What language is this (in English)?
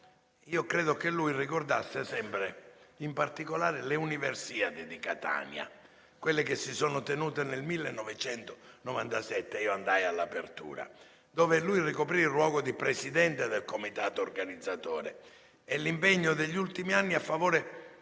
Italian